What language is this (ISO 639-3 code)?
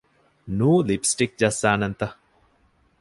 div